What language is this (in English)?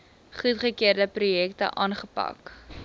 Afrikaans